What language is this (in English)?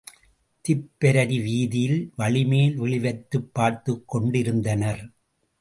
Tamil